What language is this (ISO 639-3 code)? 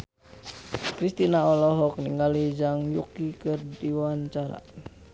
sun